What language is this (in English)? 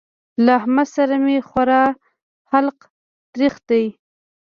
Pashto